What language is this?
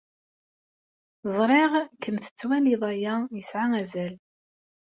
Kabyle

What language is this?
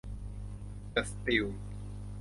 Thai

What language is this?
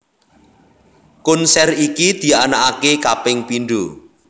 Javanese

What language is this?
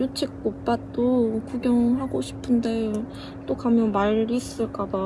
Korean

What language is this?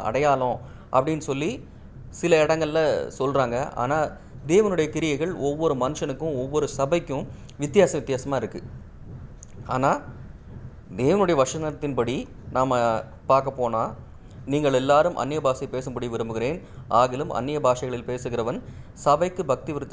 Tamil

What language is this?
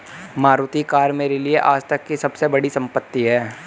Hindi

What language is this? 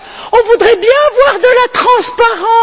French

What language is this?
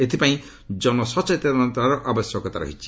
Odia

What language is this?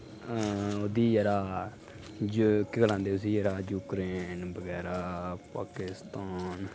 Dogri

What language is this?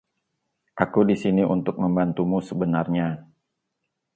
Indonesian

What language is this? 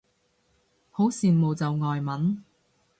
Cantonese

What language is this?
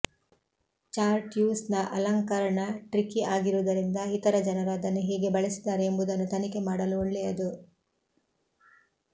Kannada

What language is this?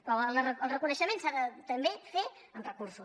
Catalan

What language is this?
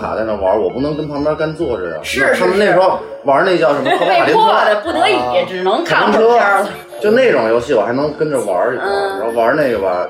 Chinese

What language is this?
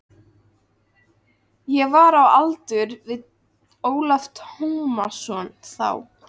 Icelandic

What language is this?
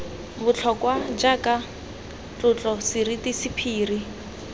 Tswana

